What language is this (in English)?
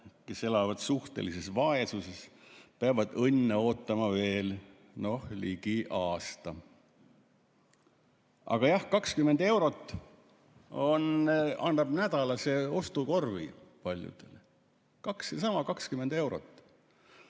Estonian